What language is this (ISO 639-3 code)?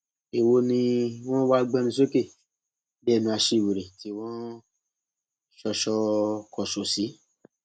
yor